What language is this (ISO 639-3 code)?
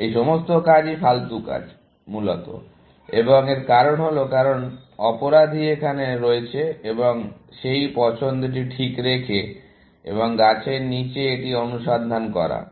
ben